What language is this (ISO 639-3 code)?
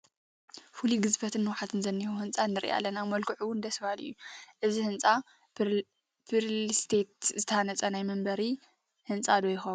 tir